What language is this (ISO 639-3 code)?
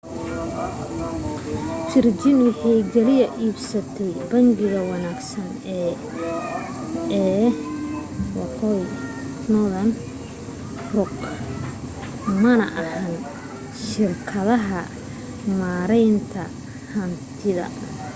som